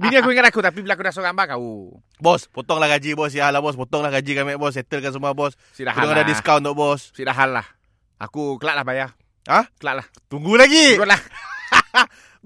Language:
Malay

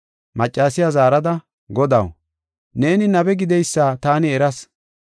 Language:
Gofa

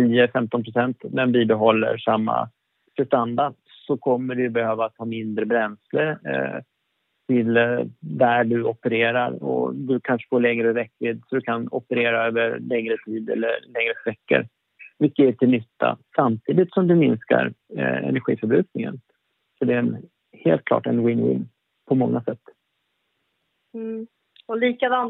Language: Swedish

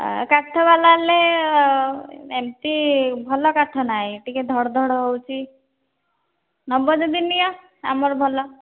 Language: Odia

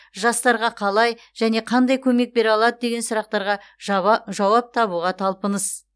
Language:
Kazakh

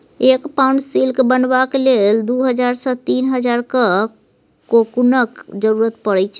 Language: Maithili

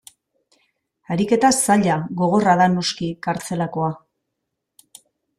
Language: Basque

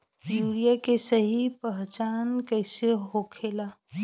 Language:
Bhojpuri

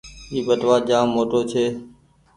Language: Goaria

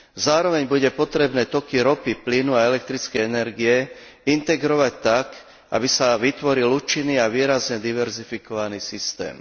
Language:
Slovak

